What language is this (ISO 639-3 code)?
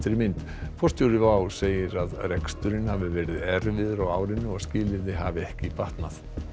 isl